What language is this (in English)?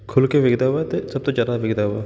Punjabi